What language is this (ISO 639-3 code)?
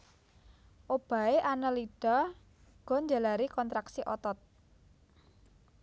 jav